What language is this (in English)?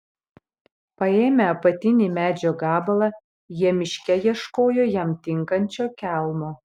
Lithuanian